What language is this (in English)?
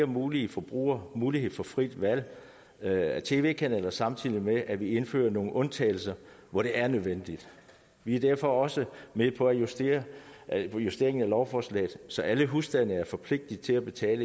Danish